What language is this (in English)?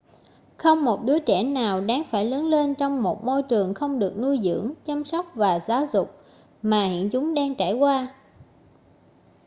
Vietnamese